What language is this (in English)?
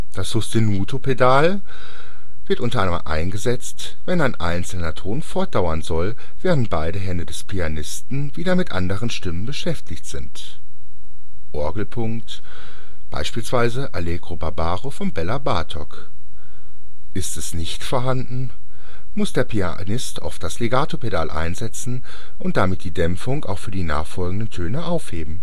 German